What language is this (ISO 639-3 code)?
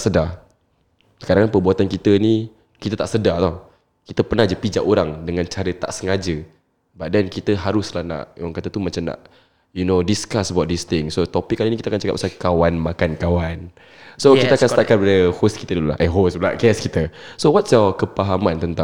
msa